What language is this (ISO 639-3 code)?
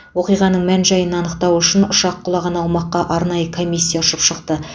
kaz